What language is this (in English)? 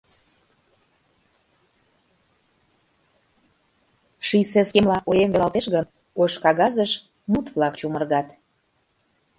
Mari